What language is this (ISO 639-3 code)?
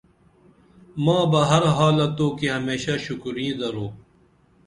dml